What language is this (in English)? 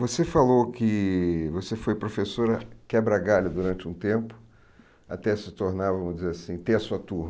Portuguese